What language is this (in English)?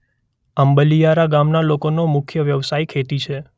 Gujarati